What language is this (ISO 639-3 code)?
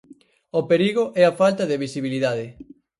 glg